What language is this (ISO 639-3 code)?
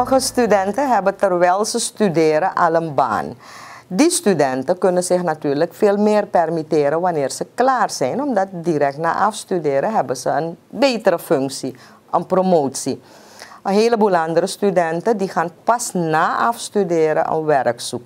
nld